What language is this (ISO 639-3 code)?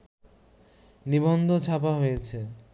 ben